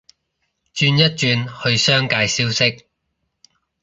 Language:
Cantonese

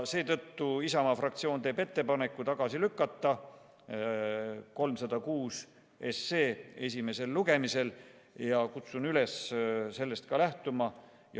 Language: Estonian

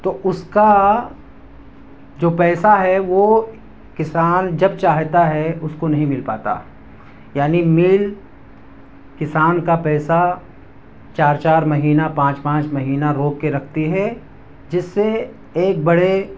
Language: Urdu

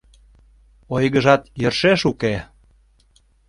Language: Mari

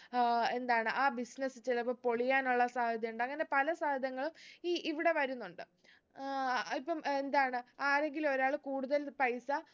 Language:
Malayalam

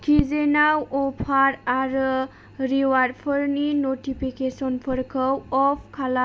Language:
Bodo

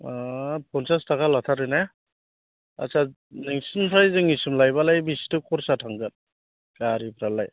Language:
Bodo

